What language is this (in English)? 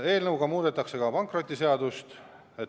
Estonian